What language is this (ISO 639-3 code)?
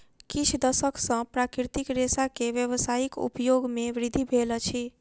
mai